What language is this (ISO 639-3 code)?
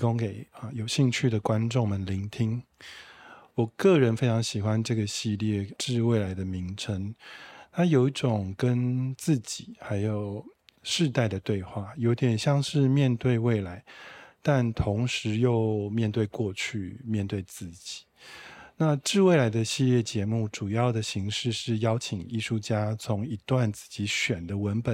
zho